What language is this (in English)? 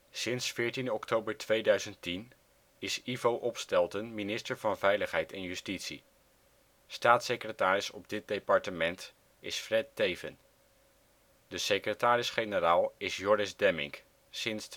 Dutch